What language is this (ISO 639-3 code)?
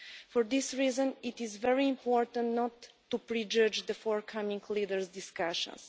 eng